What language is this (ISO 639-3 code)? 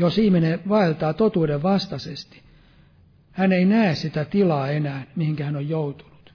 fin